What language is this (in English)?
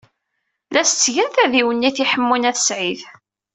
Kabyle